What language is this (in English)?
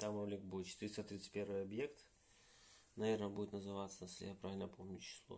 Russian